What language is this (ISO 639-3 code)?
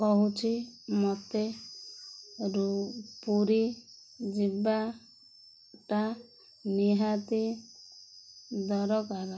ori